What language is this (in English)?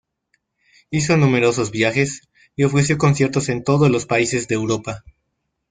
Spanish